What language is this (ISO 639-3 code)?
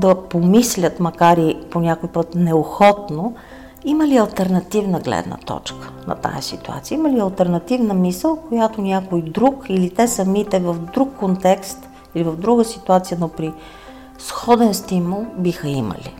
bul